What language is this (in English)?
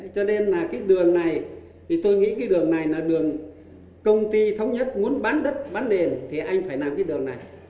Vietnamese